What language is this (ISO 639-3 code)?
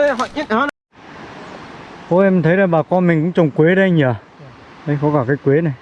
vie